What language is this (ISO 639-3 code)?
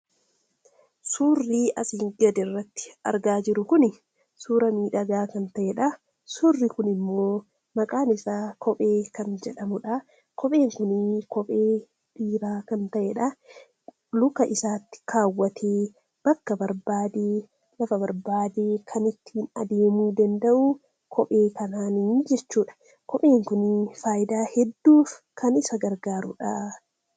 orm